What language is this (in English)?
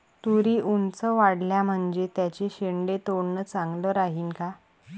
Marathi